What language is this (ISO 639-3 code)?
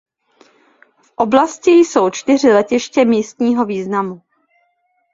ces